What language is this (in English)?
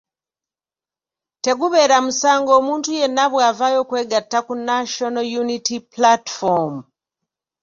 Ganda